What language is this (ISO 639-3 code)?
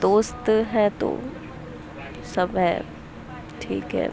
urd